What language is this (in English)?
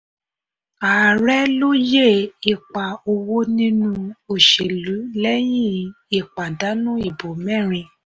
Yoruba